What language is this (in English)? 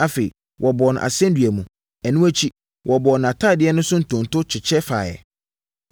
Akan